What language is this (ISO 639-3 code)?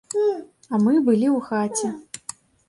bel